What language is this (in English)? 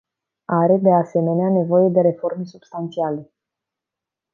Romanian